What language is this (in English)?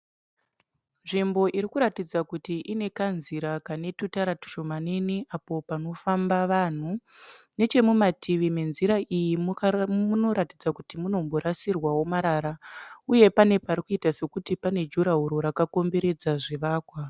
Shona